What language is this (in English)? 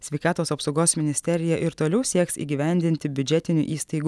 Lithuanian